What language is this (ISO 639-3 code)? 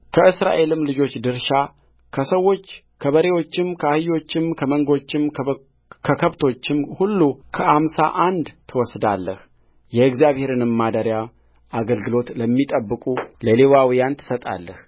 amh